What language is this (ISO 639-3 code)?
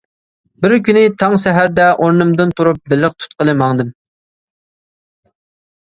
uig